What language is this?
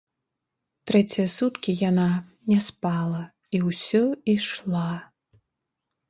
Belarusian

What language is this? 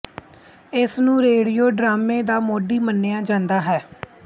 Punjabi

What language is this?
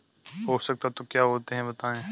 Hindi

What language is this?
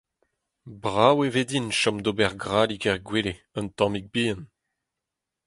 Breton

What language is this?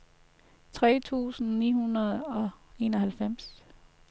Danish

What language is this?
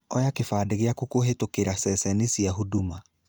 Kikuyu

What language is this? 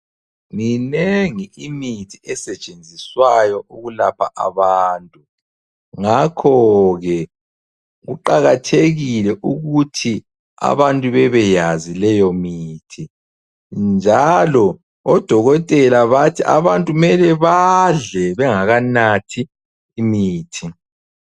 North Ndebele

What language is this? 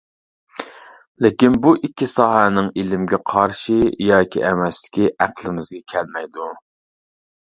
Uyghur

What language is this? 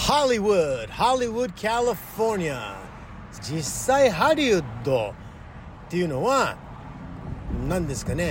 Japanese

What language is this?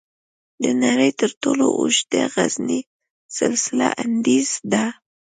Pashto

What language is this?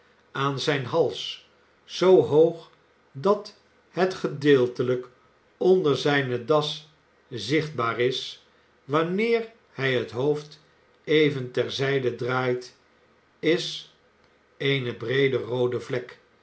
Dutch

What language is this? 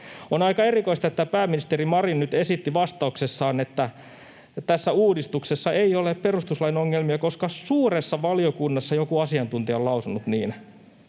Finnish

